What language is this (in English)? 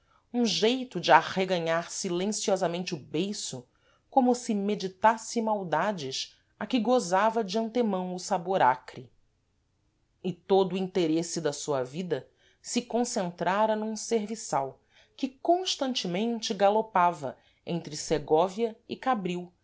Portuguese